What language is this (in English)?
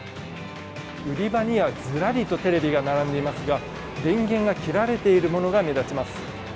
Japanese